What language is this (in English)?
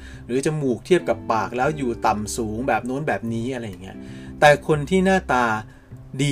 Thai